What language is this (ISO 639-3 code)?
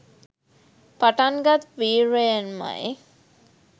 sin